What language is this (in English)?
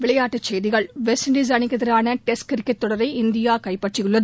Tamil